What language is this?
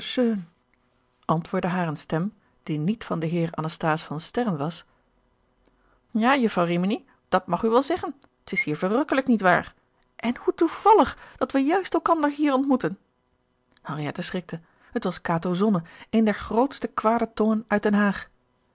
Dutch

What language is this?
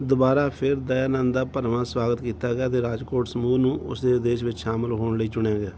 Punjabi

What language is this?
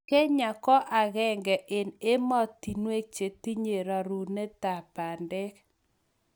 Kalenjin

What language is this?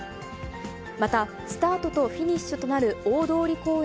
Japanese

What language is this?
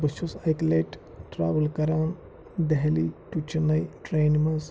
Kashmiri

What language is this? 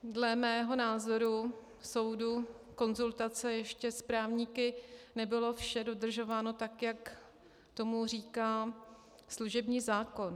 Czech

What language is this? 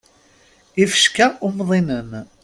Kabyle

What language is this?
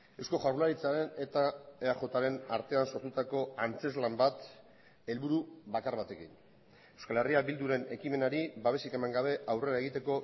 Basque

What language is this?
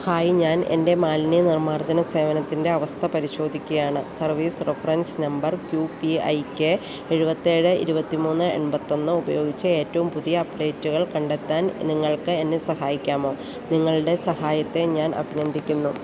Malayalam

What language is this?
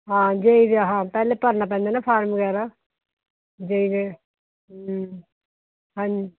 Punjabi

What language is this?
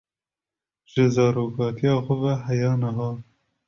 Kurdish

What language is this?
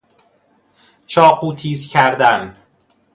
Persian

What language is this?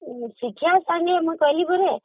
Odia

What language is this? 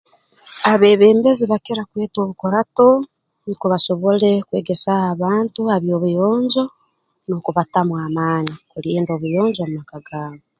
Tooro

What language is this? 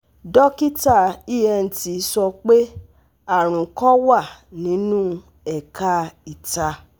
Yoruba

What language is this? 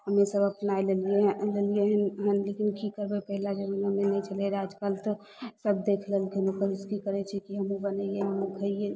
Maithili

